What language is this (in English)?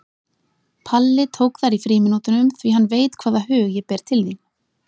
Icelandic